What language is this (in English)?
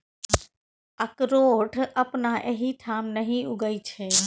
Maithili